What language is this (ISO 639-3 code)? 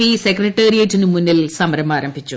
mal